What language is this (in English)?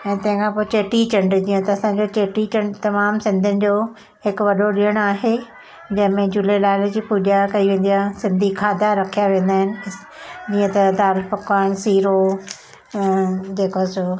Sindhi